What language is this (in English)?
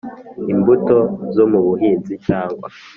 Kinyarwanda